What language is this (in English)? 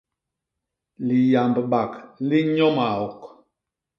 Basaa